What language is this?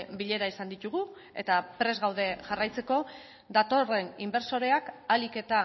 Basque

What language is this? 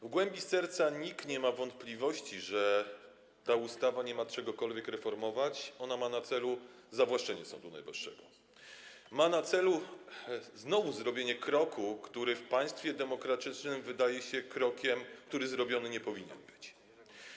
Polish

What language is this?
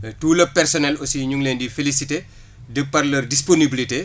Wolof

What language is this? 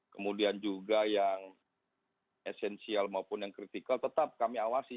Indonesian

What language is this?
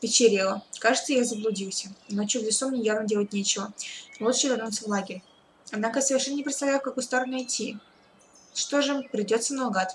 Russian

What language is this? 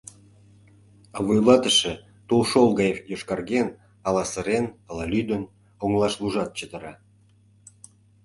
Mari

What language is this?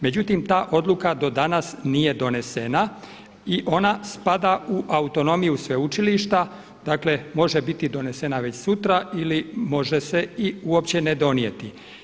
Croatian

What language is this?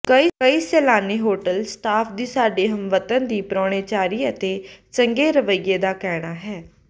Punjabi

